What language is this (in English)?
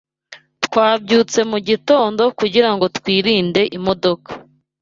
Kinyarwanda